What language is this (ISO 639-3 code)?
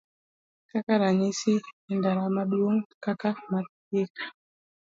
luo